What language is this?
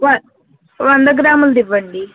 Telugu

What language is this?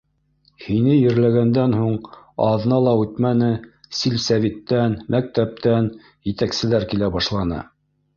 Bashkir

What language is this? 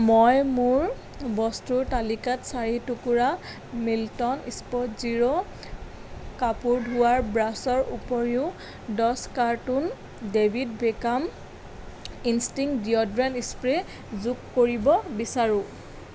Assamese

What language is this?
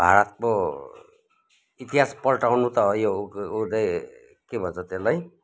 Nepali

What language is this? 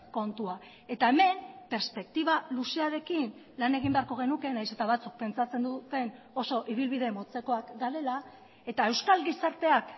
Basque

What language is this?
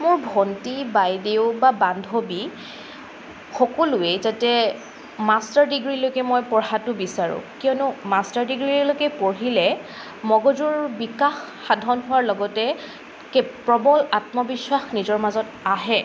Assamese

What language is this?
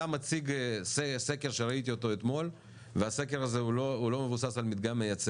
Hebrew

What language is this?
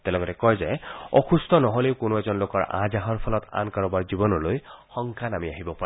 Assamese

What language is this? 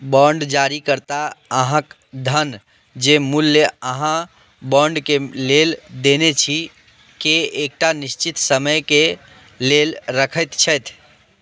Maithili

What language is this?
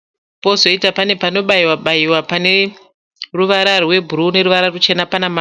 Shona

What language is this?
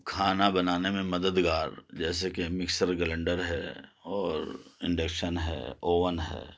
Urdu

